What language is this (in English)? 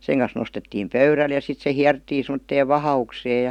Finnish